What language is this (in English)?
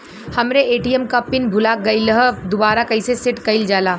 Bhojpuri